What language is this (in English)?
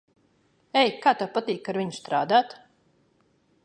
Latvian